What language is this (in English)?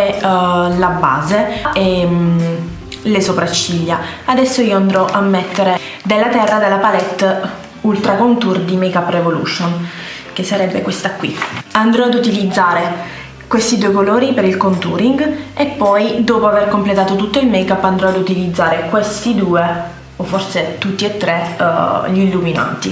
Italian